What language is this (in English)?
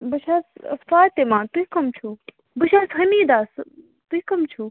Kashmiri